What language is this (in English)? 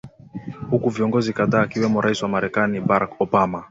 Swahili